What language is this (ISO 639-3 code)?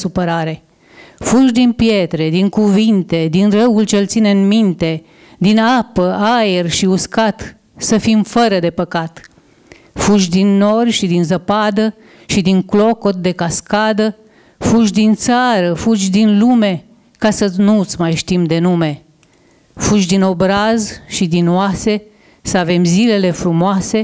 ron